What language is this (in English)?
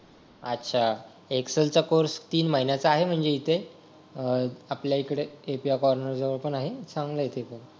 Marathi